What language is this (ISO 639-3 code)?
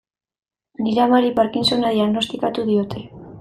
eus